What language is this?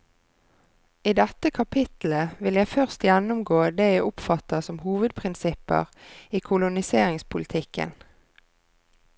Norwegian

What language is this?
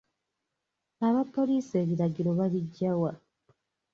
Ganda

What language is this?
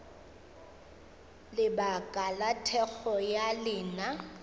Northern Sotho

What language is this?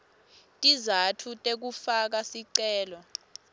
Swati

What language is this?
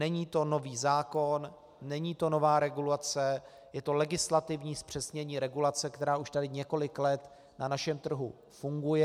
Czech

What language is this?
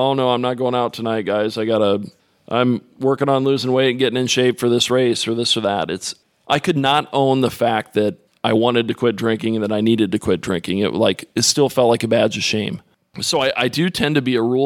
English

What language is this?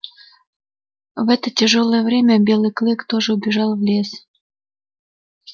Russian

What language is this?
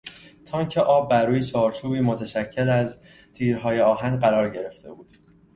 Persian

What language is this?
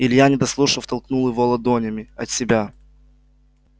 Russian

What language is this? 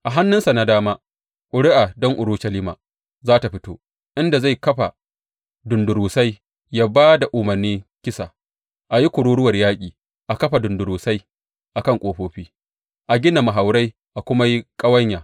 Hausa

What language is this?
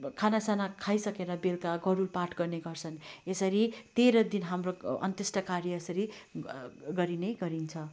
Nepali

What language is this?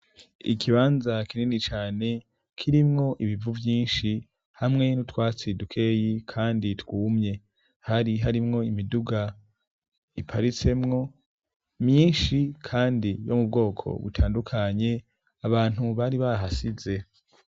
Rundi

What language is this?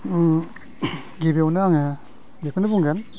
Bodo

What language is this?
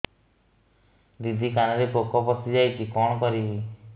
Odia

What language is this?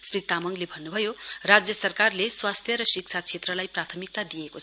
Nepali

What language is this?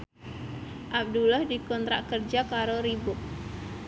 Javanese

